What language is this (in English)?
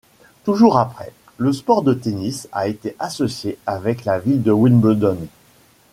French